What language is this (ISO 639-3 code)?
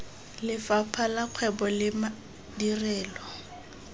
tsn